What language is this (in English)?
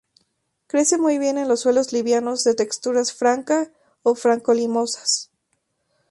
Spanish